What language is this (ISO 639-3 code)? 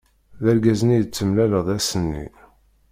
kab